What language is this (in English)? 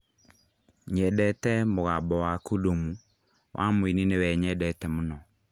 Kikuyu